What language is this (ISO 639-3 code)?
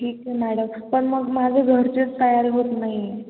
mar